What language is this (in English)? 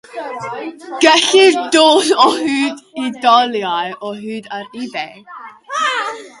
Welsh